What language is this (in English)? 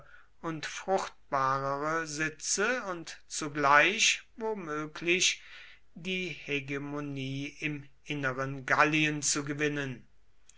German